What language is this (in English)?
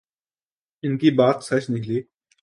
Urdu